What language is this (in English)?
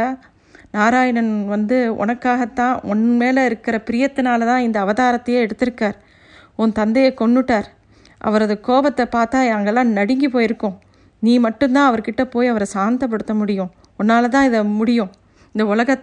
Tamil